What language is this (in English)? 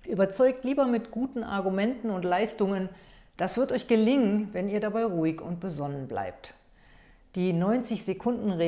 German